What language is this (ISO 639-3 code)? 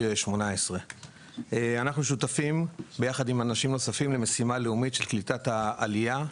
heb